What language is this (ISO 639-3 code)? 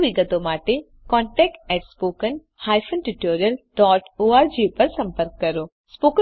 guj